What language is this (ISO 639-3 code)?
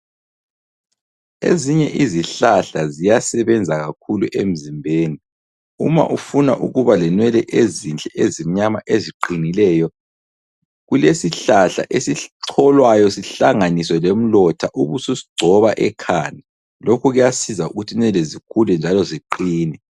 nde